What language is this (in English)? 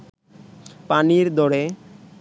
Bangla